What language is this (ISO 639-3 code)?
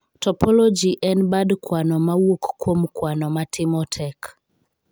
luo